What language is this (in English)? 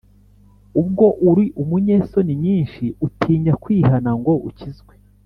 Kinyarwanda